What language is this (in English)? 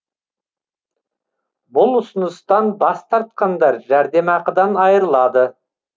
Kazakh